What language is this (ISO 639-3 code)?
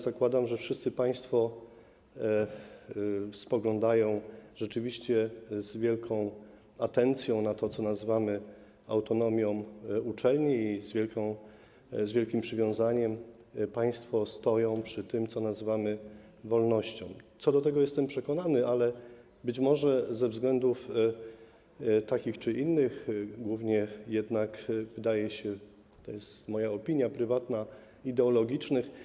pol